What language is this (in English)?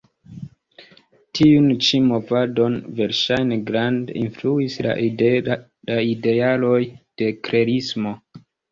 Esperanto